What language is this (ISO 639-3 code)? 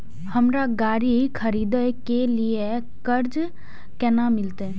mai